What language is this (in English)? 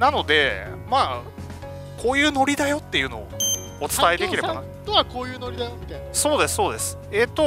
Japanese